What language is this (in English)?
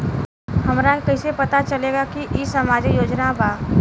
Bhojpuri